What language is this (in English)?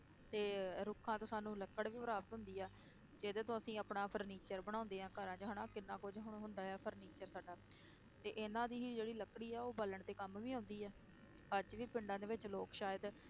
Punjabi